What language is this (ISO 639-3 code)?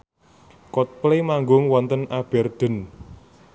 jav